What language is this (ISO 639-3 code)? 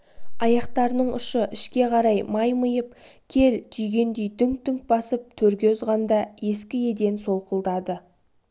kaz